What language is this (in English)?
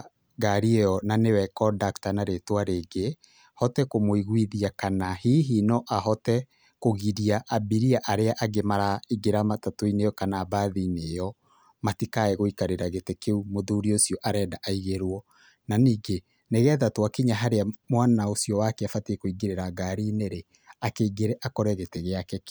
Kikuyu